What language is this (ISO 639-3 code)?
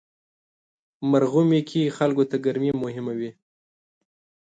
pus